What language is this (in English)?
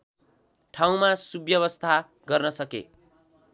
Nepali